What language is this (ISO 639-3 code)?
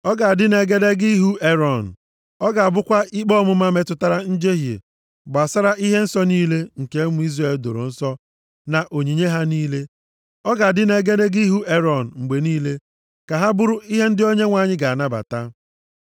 ibo